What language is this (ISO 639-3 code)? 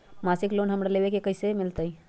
mag